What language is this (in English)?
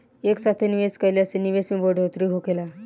Bhojpuri